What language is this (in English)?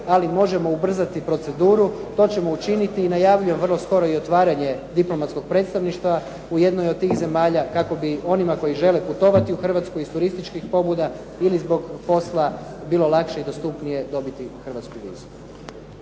Croatian